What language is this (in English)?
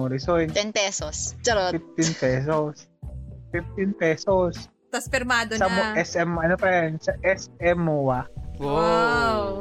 Filipino